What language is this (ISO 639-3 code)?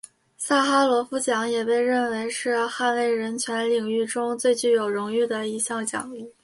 zho